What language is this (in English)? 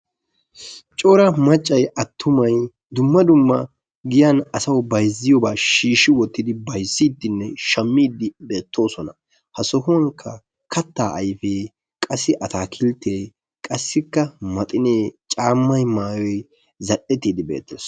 Wolaytta